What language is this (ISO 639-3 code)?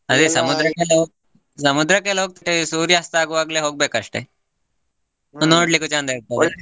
kan